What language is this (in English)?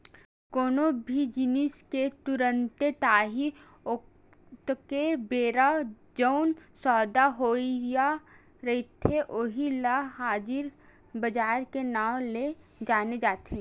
Chhattisgarhi